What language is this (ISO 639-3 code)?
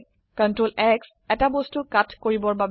asm